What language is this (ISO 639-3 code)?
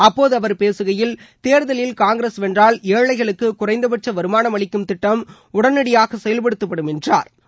tam